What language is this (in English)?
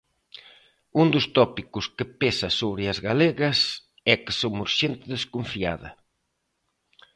Galician